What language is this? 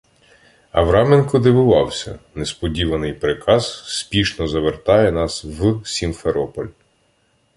Ukrainian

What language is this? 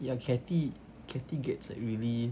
English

